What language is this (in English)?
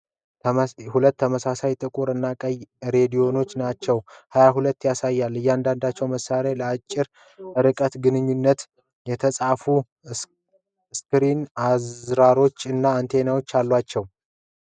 Amharic